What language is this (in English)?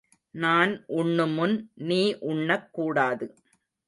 Tamil